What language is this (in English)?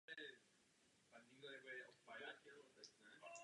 Czech